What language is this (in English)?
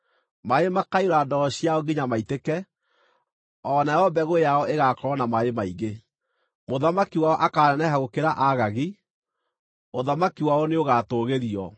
Kikuyu